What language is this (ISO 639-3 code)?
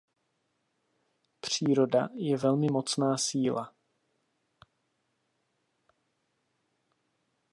ces